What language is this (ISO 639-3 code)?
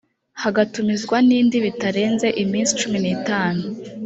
kin